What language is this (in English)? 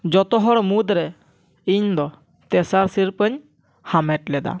Santali